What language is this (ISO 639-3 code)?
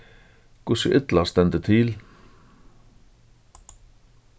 fao